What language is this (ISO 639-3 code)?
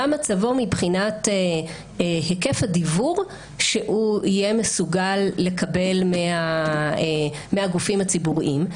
heb